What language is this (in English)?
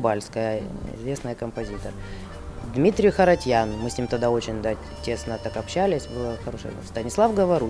Russian